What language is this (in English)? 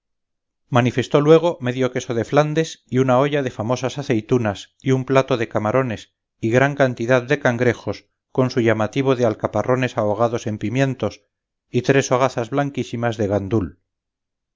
Spanish